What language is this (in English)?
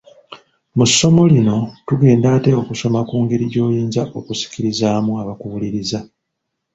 Ganda